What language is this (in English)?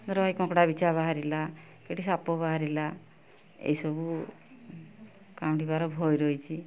Odia